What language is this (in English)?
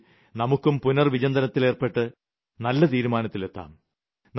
Malayalam